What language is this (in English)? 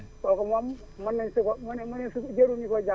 Wolof